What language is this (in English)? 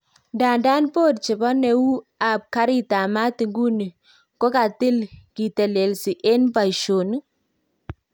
Kalenjin